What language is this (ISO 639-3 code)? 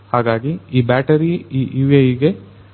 kan